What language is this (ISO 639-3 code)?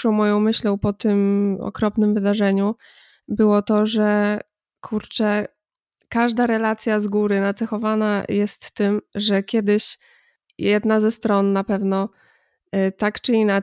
pol